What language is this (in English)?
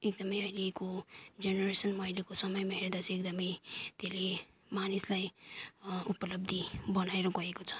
Nepali